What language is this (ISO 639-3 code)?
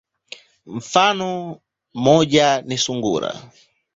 swa